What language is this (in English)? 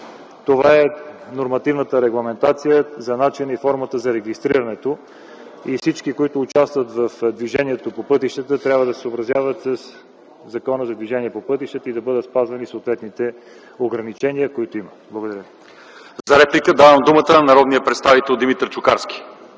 Bulgarian